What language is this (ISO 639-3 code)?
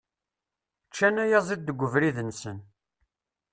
kab